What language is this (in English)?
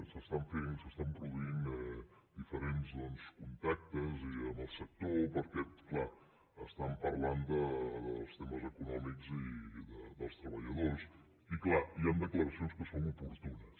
Catalan